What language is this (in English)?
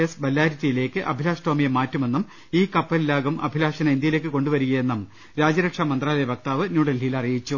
Malayalam